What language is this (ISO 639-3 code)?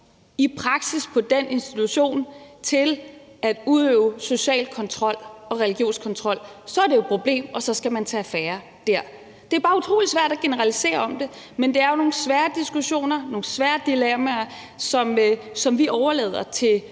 dan